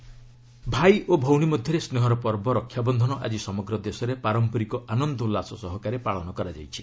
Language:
Odia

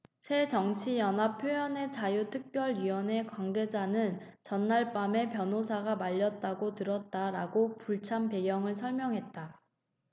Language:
Korean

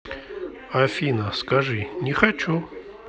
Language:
Russian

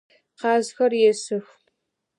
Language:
Adyghe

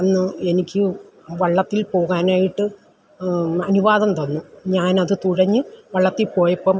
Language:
Malayalam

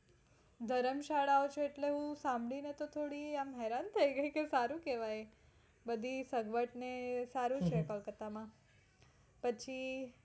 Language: Gujarati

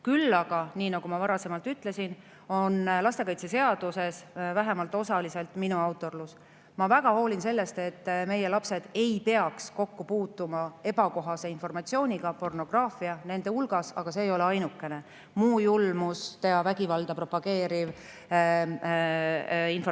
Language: Estonian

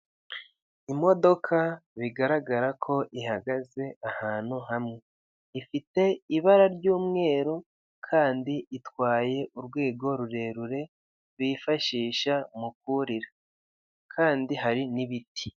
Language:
Kinyarwanda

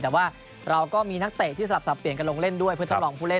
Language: Thai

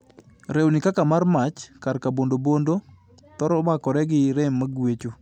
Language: Luo (Kenya and Tanzania)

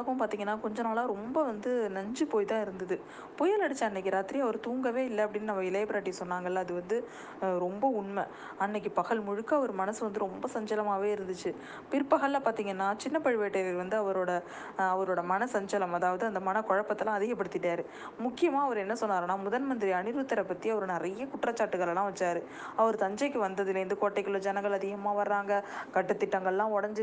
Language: Tamil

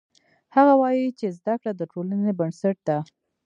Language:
Pashto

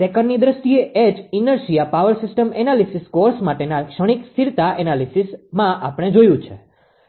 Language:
Gujarati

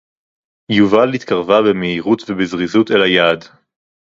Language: Hebrew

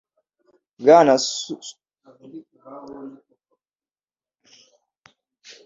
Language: Kinyarwanda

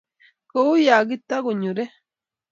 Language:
Kalenjin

